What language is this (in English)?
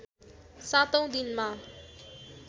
Nepali